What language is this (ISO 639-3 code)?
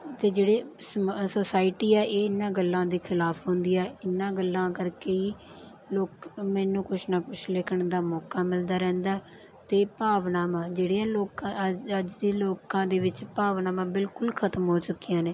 pan